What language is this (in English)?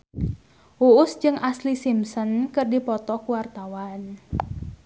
Sundanese